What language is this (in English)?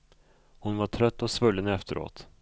Swedish